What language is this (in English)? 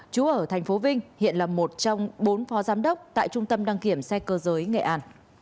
Vietnamese